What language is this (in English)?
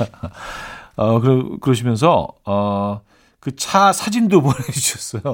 Korean